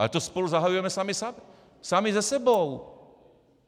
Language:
Czech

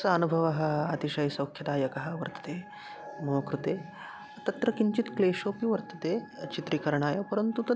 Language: Sanskrit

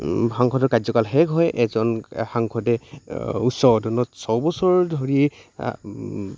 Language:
Assamese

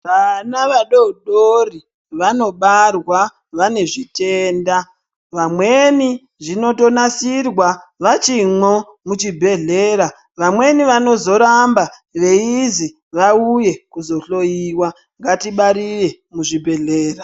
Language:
Ndau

